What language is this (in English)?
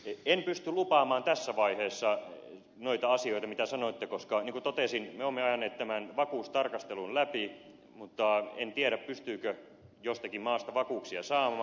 Finnish